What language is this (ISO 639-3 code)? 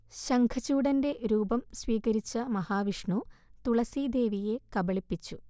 mal